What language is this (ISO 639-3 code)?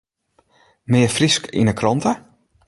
fry